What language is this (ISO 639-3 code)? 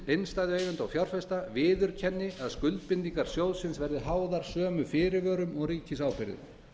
isl